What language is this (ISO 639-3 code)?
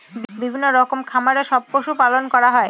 ben